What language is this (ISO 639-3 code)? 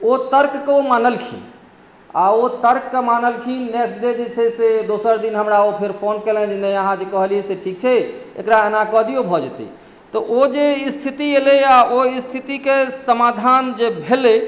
mai